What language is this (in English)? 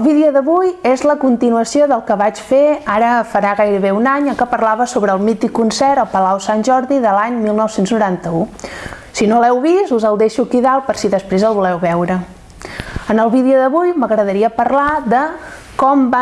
Catalan